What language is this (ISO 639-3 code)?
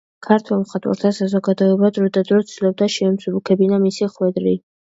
kat